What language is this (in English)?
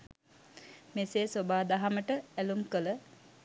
Sinhala